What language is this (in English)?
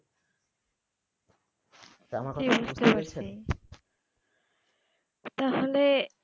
Bangla